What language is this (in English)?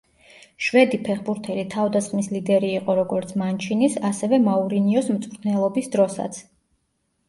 Georgian